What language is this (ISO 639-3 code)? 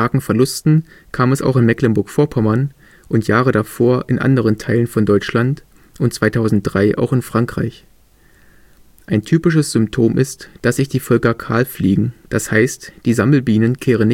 deu